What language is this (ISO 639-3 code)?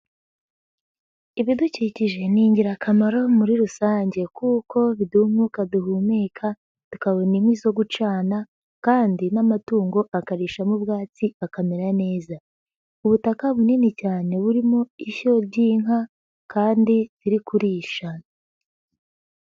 kin